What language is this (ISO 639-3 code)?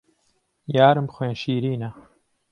ckb